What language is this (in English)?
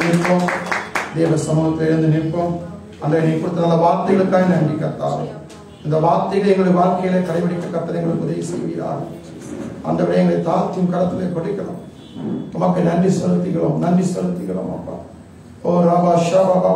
Indonesian